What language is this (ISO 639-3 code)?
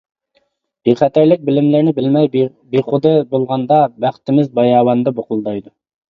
uig